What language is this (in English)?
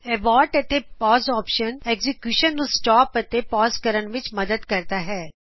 Punjabi